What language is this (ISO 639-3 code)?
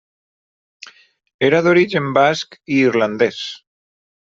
cat